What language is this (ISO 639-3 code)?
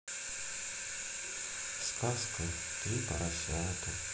rus